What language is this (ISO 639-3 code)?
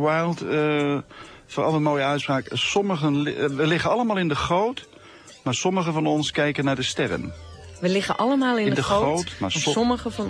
nld